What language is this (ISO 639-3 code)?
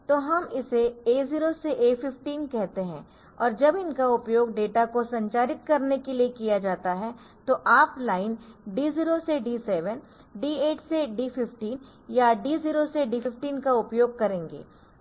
hin